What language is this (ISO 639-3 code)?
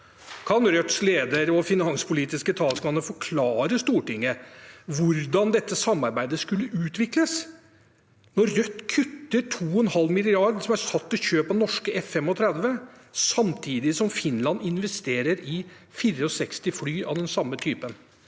nor